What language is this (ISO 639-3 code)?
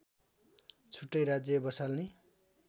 nep